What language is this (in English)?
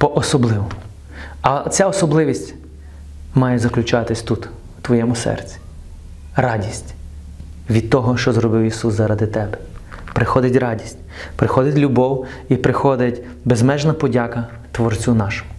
Ukrainian